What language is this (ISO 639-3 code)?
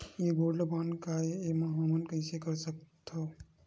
hne